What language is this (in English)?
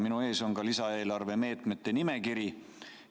Estonian